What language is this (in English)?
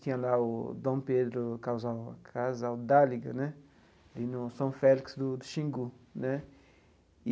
Portuguese